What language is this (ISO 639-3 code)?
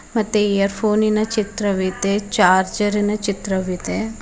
kan